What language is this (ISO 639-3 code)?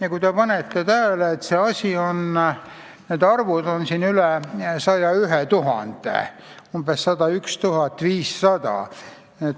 est